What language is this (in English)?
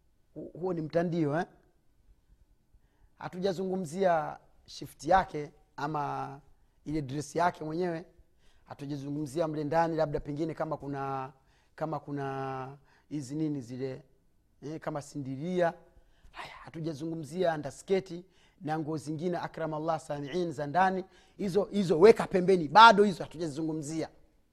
Swahili